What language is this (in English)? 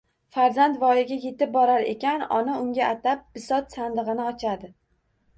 Uzbek